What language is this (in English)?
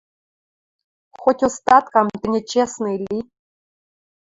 Western Mari